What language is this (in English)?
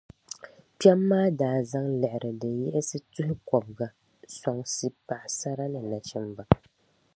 Dagbani